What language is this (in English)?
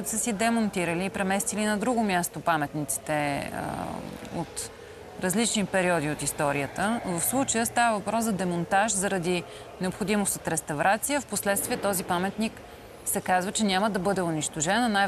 Bulgarian